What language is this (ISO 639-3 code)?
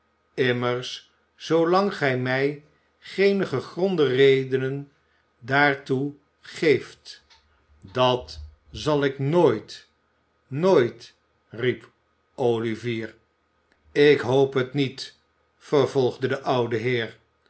nld